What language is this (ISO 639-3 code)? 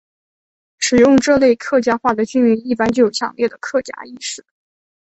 zho